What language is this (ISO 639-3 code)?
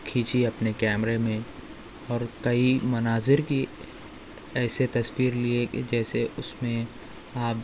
urd